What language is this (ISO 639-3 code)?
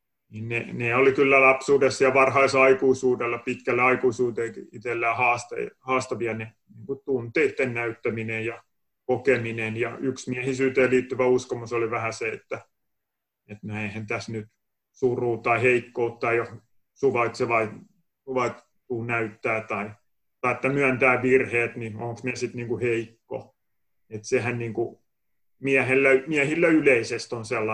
fin